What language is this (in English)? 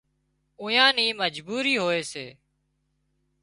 Wadiyara Koli